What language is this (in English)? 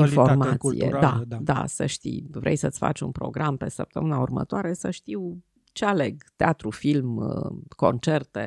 Romanian